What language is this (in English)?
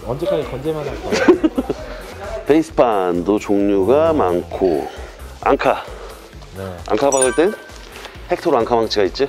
Korean